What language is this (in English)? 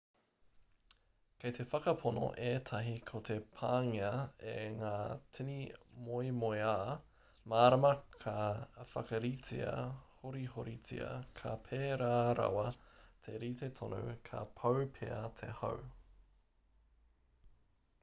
Māori